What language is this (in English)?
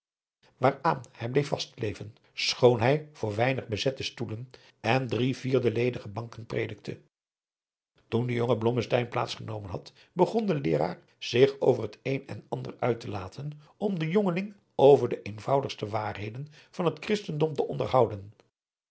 Dutch